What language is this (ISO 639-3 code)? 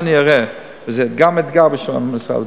heb